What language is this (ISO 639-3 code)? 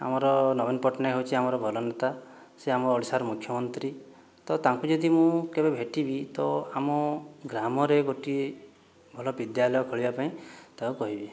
ori